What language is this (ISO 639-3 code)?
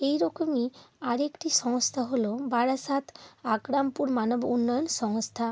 ben